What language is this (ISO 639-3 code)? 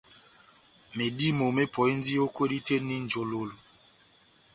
bnm